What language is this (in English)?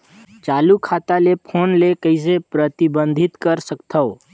Chhattisgarhi